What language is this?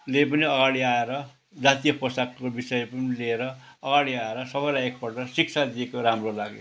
Nepali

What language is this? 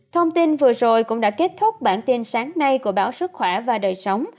Vietnamese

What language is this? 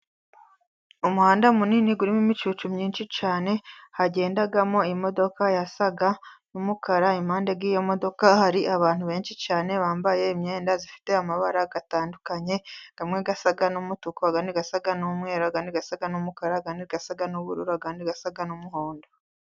Kinyarwanda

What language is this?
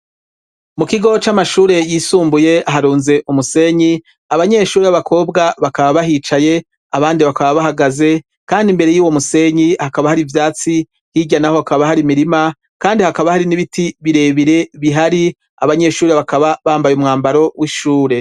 Rundi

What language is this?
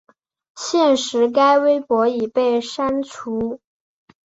Chinese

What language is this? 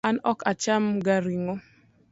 Luo (Kenya and Tanzania)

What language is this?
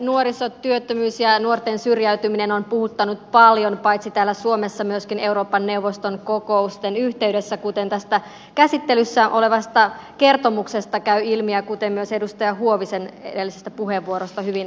Finnish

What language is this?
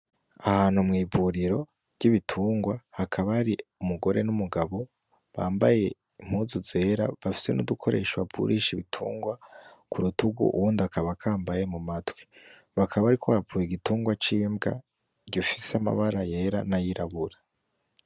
Rundi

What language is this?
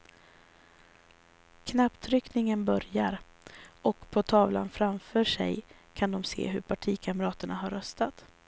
Swedish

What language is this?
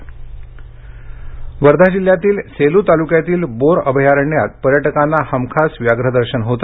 Marathi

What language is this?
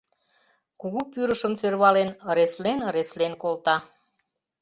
Mari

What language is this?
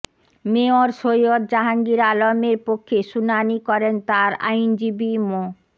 Bangla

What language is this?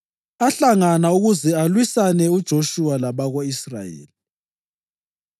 North Ndebele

